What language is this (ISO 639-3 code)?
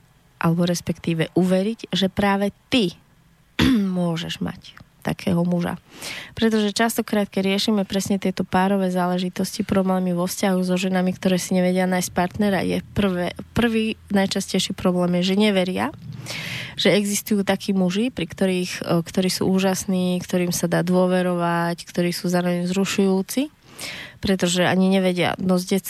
slk